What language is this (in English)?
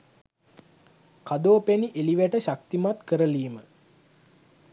Sinhala